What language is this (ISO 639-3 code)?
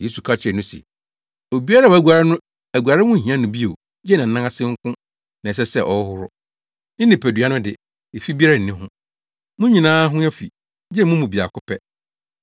aka